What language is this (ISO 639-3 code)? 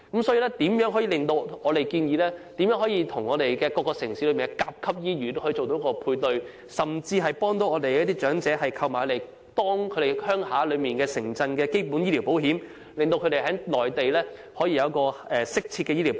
yue